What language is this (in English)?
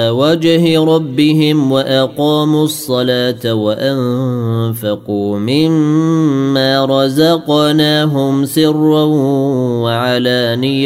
Arabic